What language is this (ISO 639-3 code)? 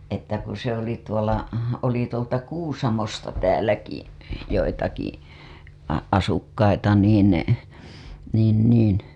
fin